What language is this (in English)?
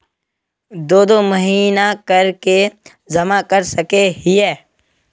Magahi